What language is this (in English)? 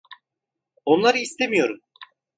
Turkish